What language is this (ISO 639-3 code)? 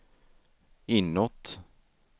swe